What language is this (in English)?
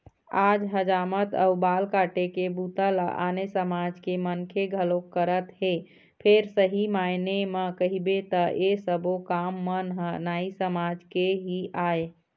Chhattisgarhi